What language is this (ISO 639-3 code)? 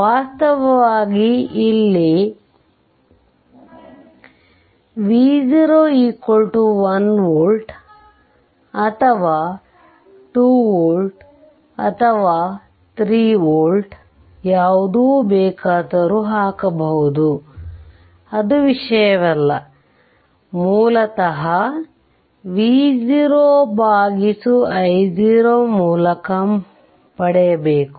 kan